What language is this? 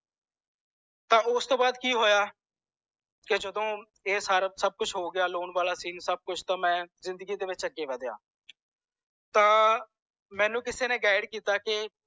Punjabi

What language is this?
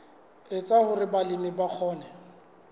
Southern Sotho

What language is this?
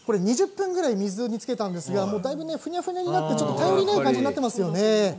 Japanese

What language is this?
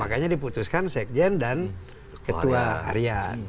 Indonesian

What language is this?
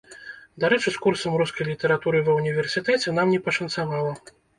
Belarusian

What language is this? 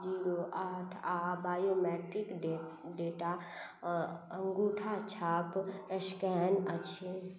Maithili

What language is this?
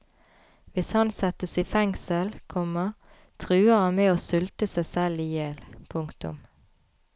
Norwegian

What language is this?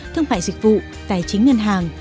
Vietnamese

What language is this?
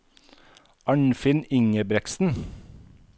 Norwegian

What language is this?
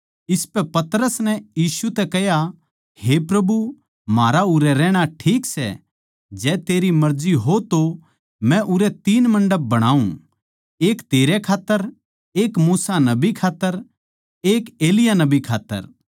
Haryanvi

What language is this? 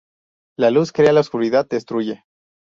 Spanish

